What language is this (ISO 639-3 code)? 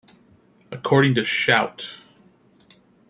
eng